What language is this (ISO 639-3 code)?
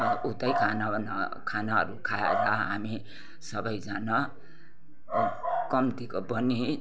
nep